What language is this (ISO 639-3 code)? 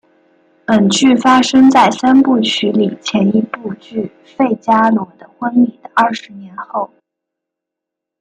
zho